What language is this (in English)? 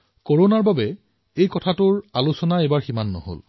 Assamese